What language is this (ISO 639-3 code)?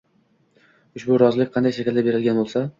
uzb